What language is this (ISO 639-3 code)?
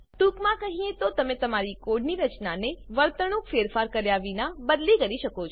guj